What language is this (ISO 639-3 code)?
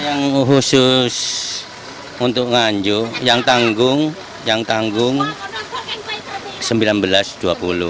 ind